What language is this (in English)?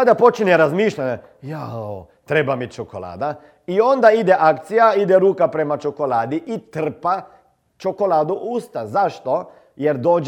Croatian